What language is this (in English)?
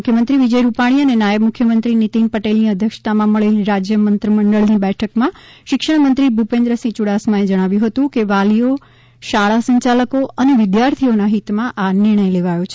Gujarati